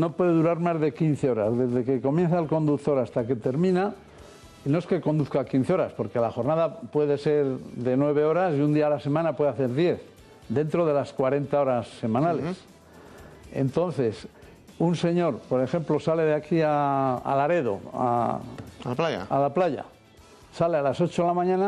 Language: Spanish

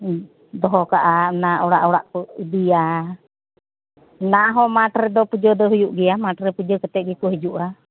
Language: Santali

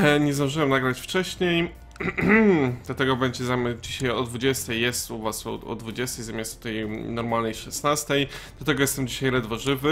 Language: Polish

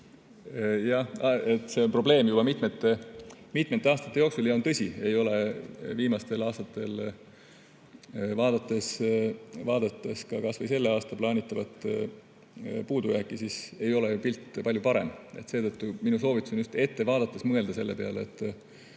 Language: Estonian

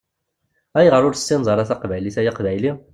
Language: Kabyle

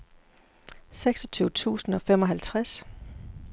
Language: Danish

